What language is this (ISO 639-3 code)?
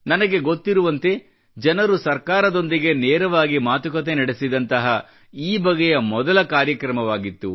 kan